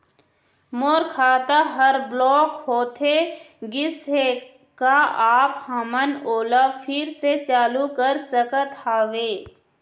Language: Chhattisgarhi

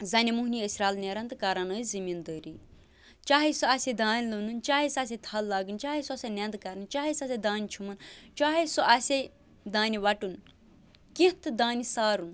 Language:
Kashmiri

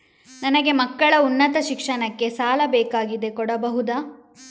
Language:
Kannada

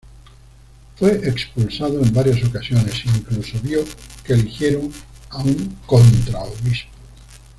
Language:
Spanish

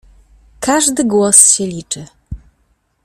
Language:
Polish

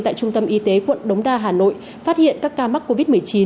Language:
Vietnamese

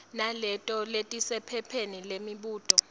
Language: Swati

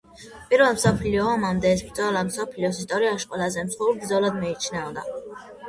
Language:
Georgian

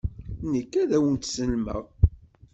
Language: Kabyle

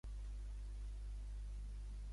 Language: Catalan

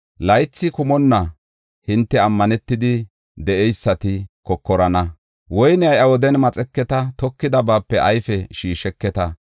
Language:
Gofa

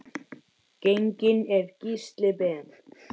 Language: Icelandic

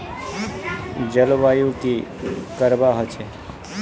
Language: Magahi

